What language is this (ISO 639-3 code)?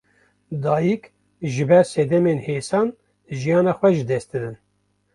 kur